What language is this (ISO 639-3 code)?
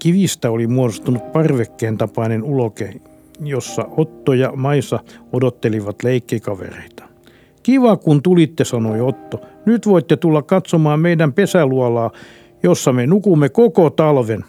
fin